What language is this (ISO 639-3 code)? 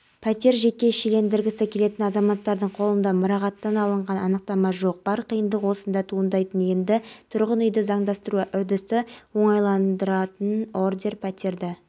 kaz